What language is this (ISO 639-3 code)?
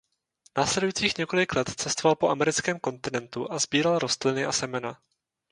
ces